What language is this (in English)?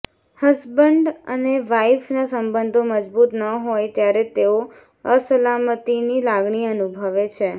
Gujarati